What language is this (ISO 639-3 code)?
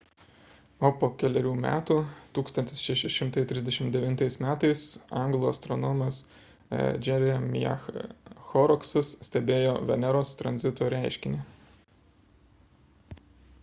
lit